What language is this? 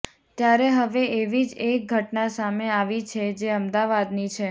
Gujarati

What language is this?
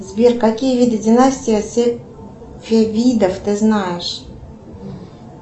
Russian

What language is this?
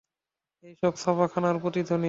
Bangla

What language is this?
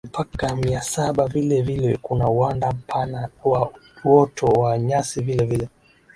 Swahili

